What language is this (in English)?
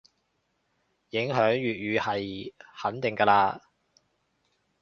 Cantonese